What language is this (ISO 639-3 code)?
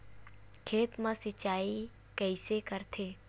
hne